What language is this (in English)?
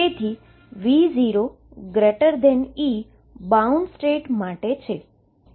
Gujarati